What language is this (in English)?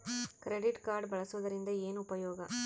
Kannada